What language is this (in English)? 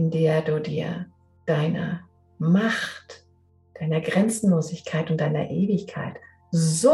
German